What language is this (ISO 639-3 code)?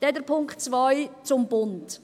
gsw